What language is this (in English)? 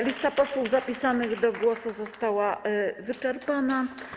Polish